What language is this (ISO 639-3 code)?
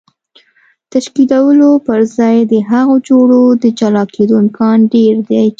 pus